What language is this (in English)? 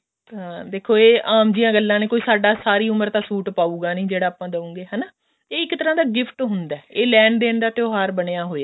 Punjabi